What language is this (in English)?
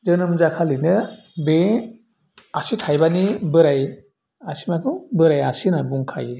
Bodo